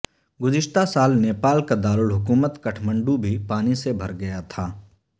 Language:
Urdu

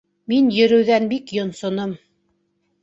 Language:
Bashkir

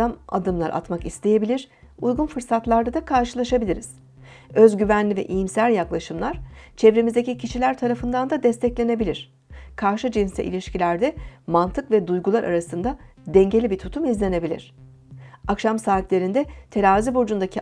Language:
Turkish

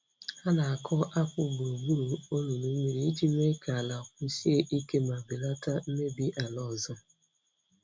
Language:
Igbo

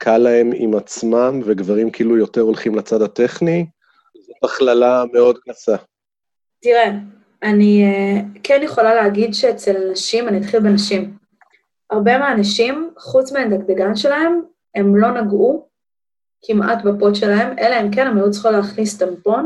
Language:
Hebrew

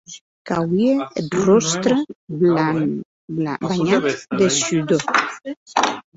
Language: Occitan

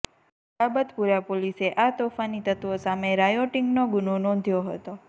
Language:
Gujarati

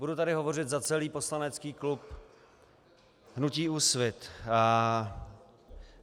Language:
Czech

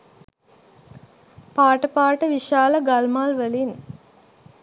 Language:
Sinhala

